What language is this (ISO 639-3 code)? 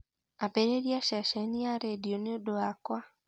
kik